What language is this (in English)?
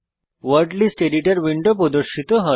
Bangla